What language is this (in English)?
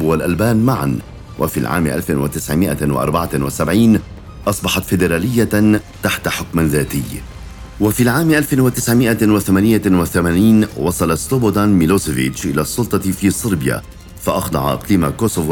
Arabic